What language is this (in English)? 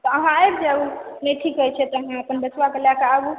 Maithili